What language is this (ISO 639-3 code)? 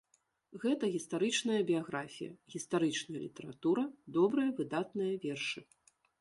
bel